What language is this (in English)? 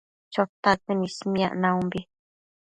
Matsés